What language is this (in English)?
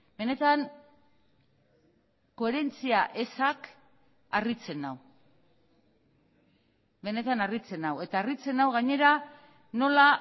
Basque